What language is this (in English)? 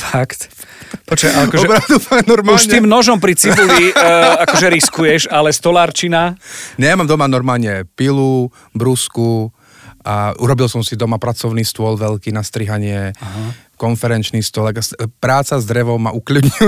Slovak